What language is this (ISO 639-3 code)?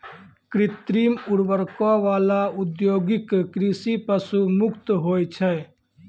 mai